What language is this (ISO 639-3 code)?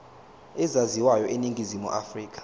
zul